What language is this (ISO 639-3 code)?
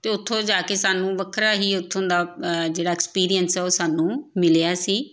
pan